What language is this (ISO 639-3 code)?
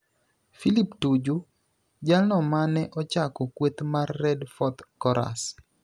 luo